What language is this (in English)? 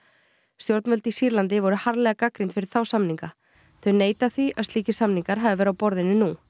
Icelandic